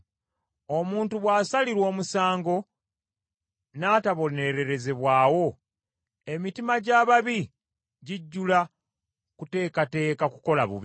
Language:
Ganda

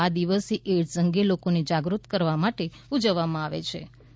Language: Gujarati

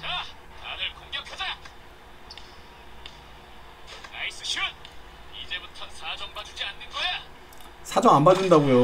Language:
Korean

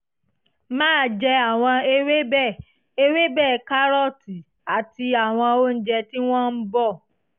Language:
Yoruba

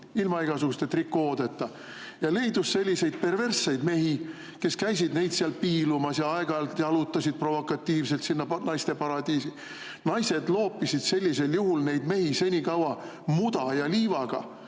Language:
Estonian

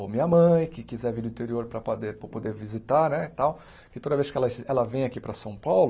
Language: Portuguese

